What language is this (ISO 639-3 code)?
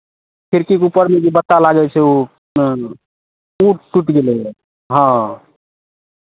mai